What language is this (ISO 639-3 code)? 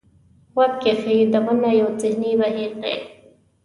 pus